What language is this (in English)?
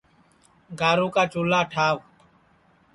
Sansi